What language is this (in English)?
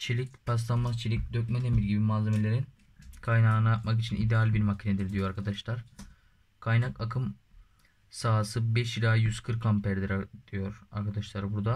Turkish